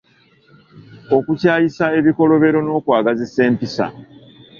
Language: Ganda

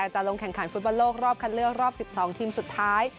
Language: Thai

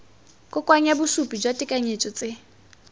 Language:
Tswana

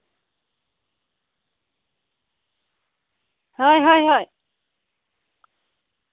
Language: Santali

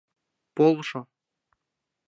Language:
Mari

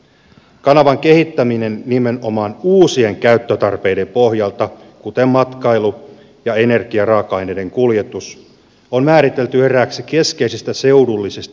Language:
Finnish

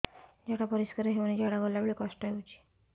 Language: Odia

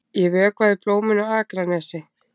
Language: Icelandic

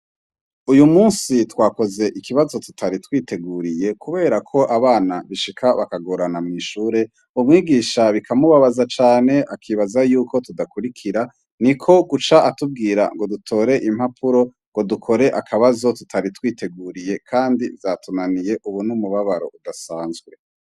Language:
Rundi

